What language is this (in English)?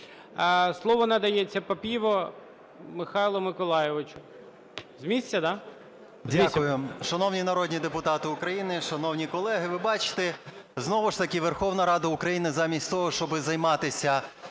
Ukrainian